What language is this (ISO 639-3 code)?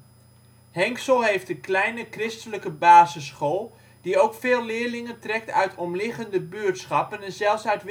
nld